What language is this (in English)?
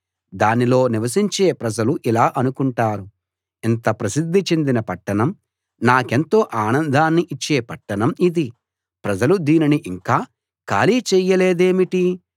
Telugu